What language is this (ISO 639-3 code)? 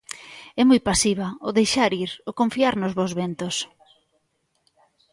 glg